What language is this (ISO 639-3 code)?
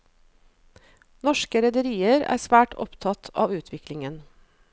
nor